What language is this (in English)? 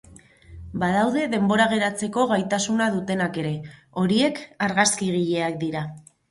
Basque